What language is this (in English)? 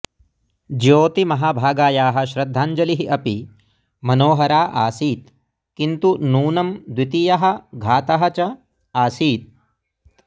Sanskrit